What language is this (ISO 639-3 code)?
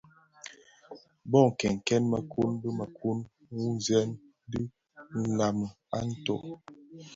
ksf